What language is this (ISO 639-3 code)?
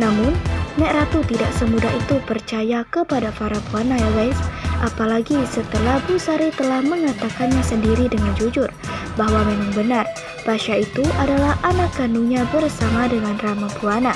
ind